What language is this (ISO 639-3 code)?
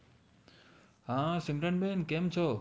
guj